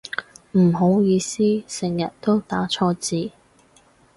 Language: Cantonese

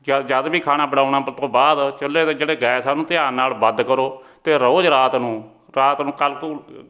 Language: Punjabi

